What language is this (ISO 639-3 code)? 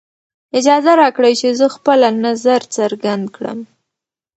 pus